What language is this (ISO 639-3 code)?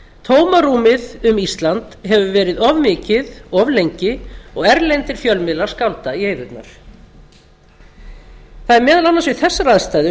isl